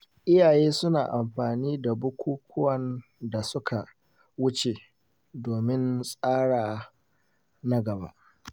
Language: Hausa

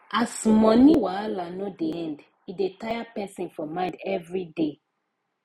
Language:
Nigerian Pidgin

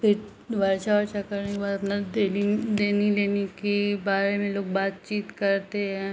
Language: Hindi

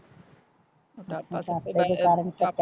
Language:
Punjabi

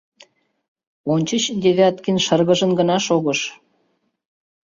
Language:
Mari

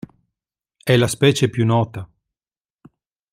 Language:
Italian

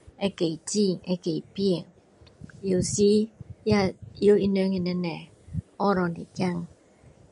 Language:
Min Dong Chinese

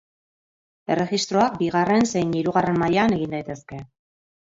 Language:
Basque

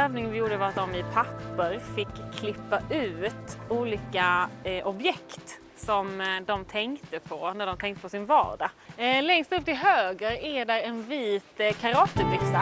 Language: Swedish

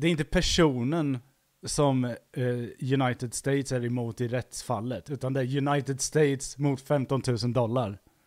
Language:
Swedish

